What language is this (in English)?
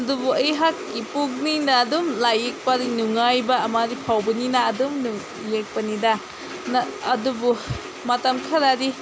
Manipuri